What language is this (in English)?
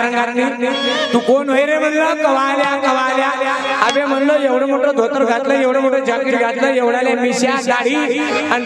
Indonesian